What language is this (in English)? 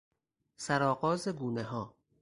Persian